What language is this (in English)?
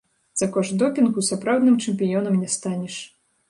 Belarusian